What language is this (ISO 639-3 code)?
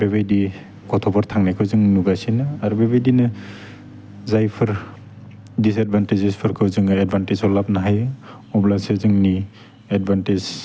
brx